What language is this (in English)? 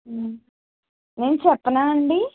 Telugu